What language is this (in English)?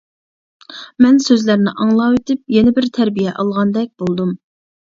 Uyghur